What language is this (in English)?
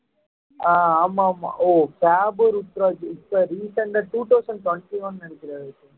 Tamil